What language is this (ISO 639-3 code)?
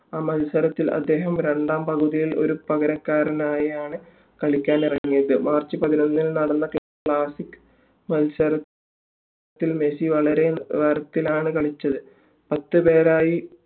mal